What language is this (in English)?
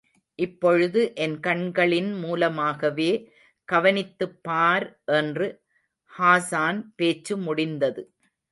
Tamil